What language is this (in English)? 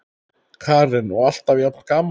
Icelandic